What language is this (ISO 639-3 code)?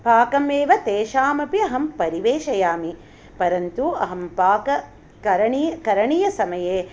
san